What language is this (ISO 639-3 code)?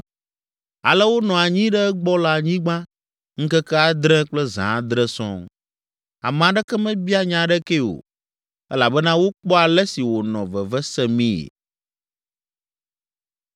ewe